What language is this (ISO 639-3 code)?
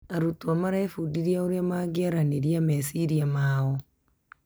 kik